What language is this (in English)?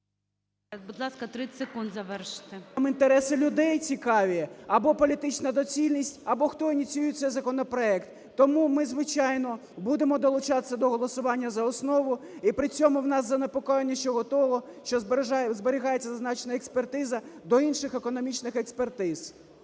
Ukrainian